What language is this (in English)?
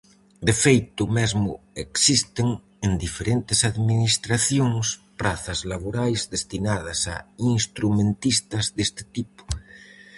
Galician